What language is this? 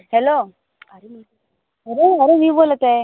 Marathi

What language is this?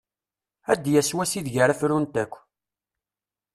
Kabyle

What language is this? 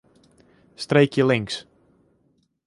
Western Frisian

